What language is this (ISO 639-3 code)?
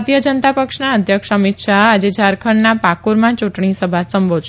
guj